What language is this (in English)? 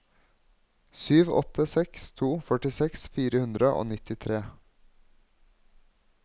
Norwegian